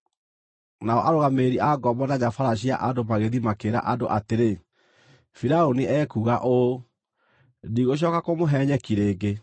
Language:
Kikuyu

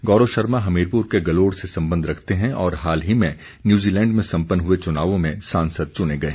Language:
Hindi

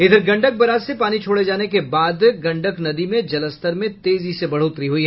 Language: Hindi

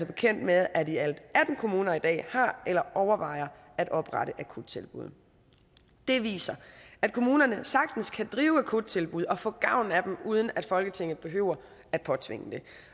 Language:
Danish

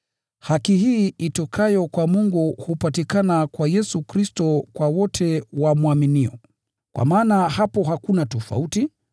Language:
Swahili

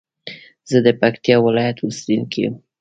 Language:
Pashto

